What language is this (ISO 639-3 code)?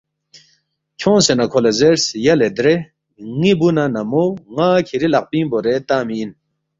bft